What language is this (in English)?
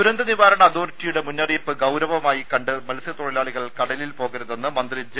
Malayalam